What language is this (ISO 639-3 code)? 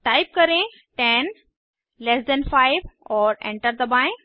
hin